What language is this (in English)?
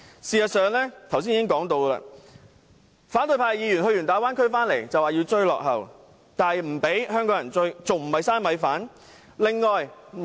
Cantonese